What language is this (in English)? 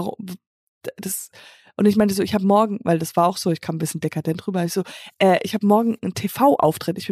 German